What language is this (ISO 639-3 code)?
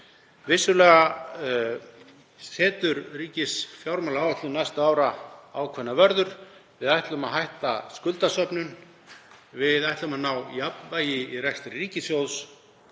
isl